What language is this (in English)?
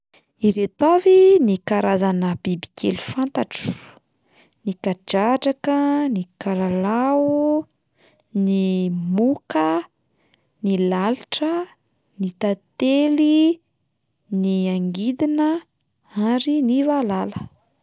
Malagasy